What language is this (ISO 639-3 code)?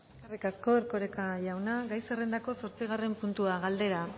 eus